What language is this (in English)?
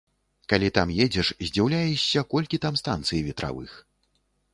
Belarusian